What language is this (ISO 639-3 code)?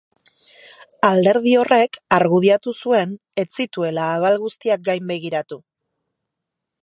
eus